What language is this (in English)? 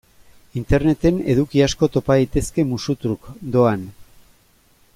Basque